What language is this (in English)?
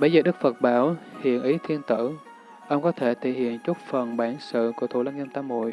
Vietnamese